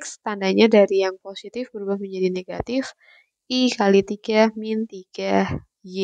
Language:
Indonesian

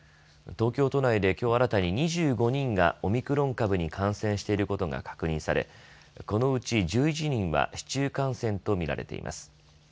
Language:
Japanese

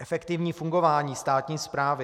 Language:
Czech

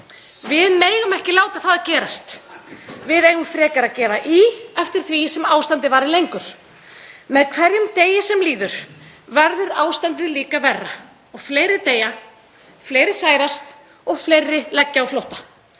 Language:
Icelandic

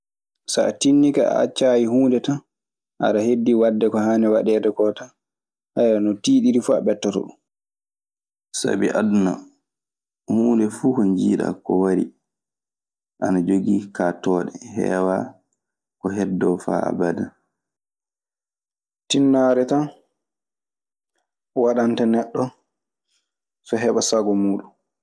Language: Maasina Fulfulde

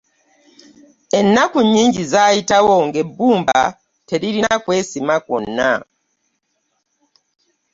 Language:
Ganda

